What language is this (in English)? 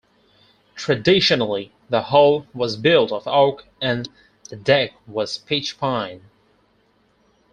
English